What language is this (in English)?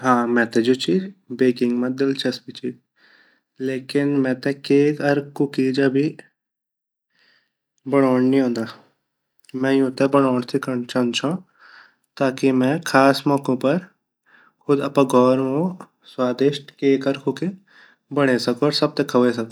Garhwali